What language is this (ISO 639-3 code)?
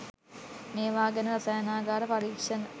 sin